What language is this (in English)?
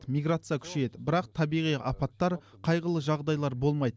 Kazakh